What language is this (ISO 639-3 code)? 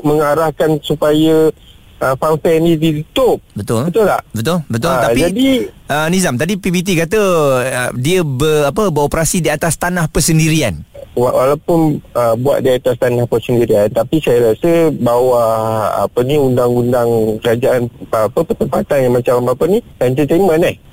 msa